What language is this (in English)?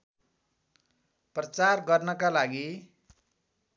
Nepali